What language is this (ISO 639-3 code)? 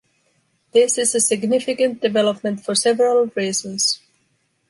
eng